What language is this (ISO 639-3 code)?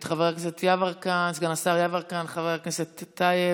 heb